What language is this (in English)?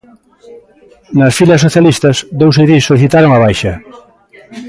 Galician